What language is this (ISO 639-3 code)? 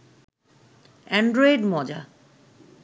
ben